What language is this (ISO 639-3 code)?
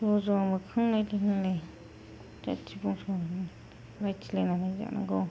brx